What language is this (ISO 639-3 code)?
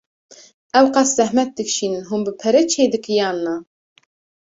kur